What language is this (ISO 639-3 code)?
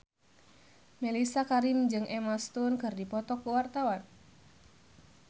sun